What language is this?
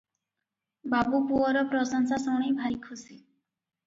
Odia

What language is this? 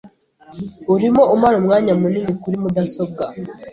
Kinyarwanda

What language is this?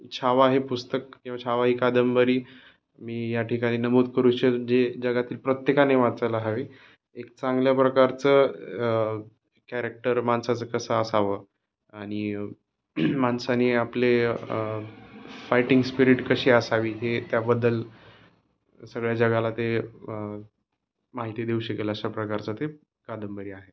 Marathi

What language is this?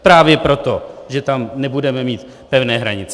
Czech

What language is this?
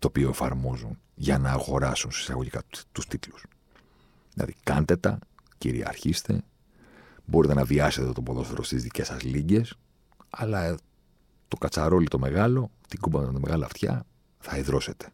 Greek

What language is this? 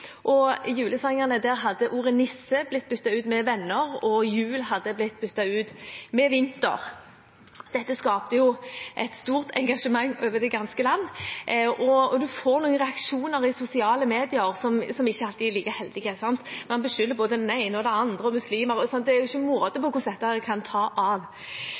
Norwegian Bokmål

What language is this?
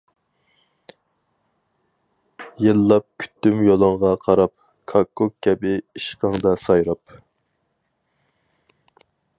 Uyghur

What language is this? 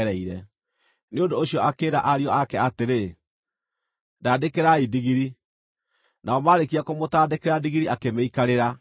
Kikuyu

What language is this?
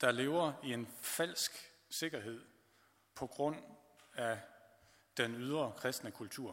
Danish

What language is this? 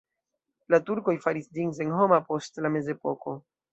Esperanto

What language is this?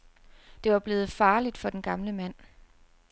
Danish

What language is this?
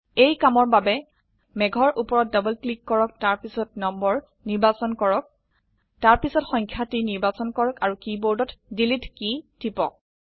Assamese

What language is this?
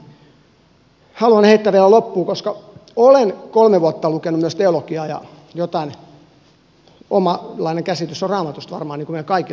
Finnish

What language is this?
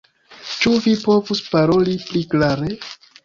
Esperanto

